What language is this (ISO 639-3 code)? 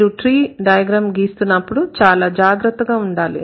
tel